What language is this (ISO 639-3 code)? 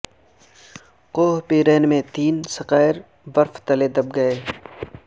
urd